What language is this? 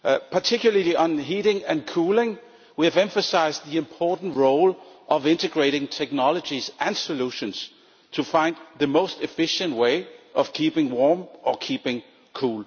English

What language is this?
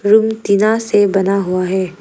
Hindi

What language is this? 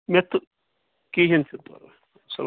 Kashmiri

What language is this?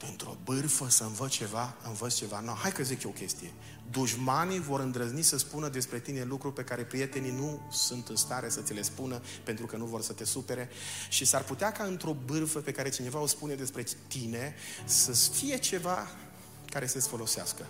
Romanian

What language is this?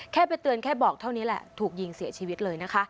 Thai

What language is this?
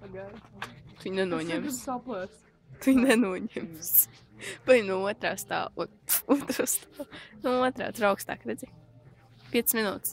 Latvian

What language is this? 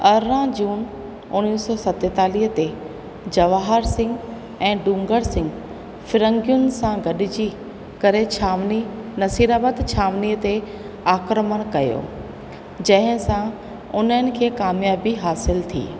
Sindhi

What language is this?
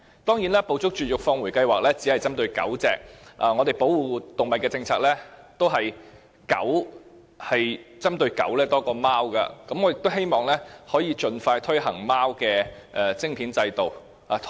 Cantonese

